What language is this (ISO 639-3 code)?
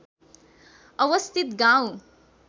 nep